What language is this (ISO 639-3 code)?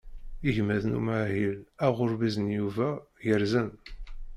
kab